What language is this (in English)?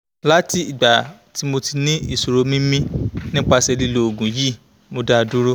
Yoruba